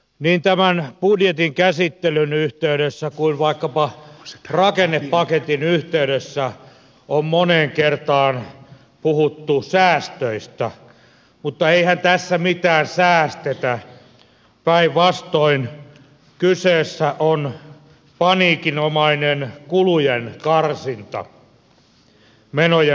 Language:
Finnish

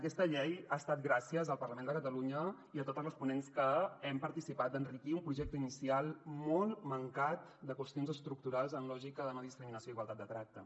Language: Catalan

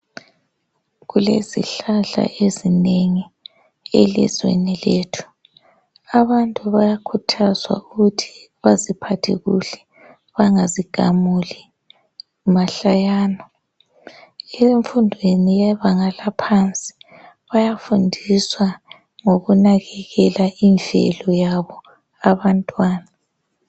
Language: North Ndebele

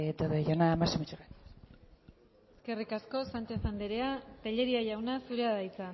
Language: Basque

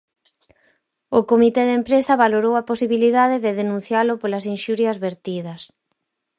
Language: Galician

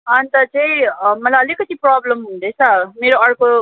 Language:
Nepali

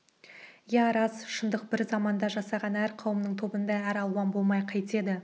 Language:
Kazakh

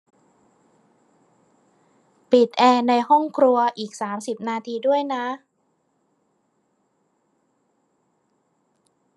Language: Thai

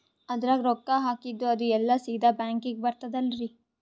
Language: Kannada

